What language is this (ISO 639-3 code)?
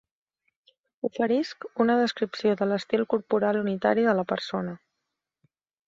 cat